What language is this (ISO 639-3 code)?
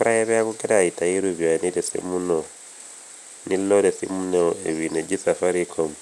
mas